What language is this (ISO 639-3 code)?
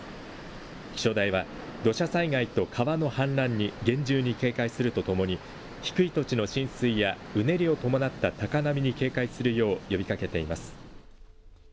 jpn